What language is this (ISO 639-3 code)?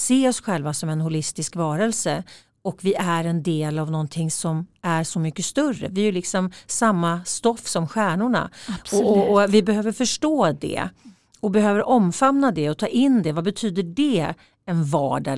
swe